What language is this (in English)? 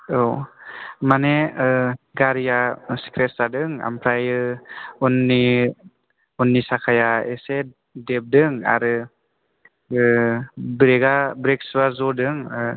Bodo